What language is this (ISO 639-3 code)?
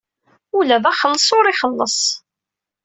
kab